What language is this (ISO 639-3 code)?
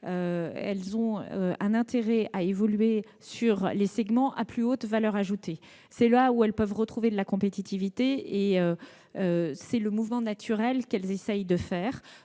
fra